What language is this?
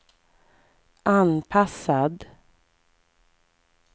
Swedish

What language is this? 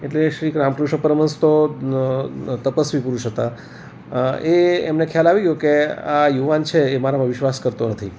Gujarati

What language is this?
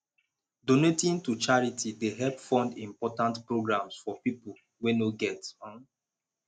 Nigerian Pidgin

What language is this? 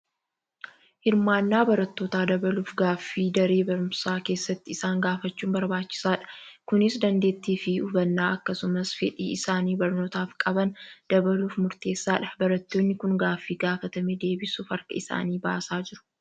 Oromo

